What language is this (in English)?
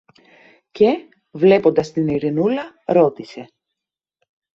Greek